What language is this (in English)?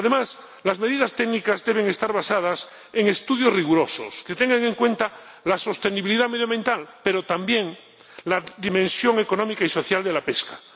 Spanish